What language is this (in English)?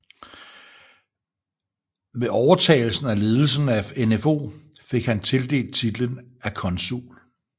Danish